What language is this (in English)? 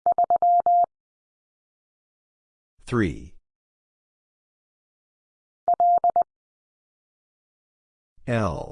English